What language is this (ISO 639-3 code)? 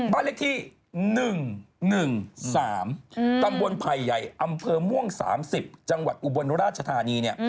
tha